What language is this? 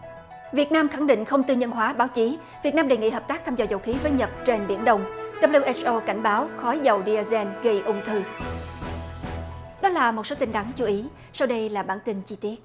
Vietnamese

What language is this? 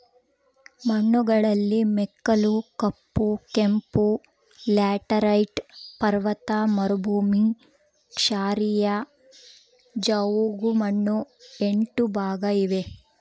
Kannada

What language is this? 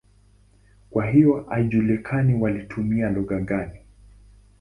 Swahili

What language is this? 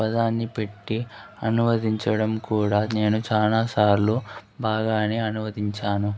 Telugu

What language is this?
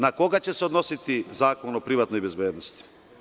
Serbian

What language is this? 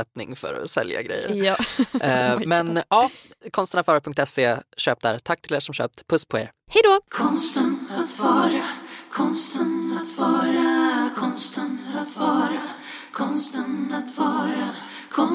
Swedish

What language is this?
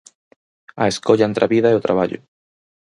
Galician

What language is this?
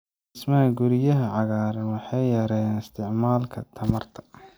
Somali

